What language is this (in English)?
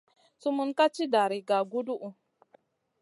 Masana